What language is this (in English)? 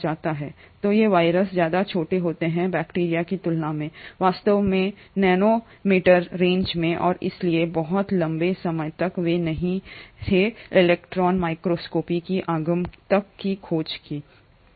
Hindi